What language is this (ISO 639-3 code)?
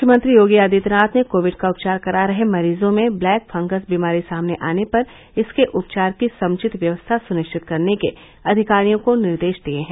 hin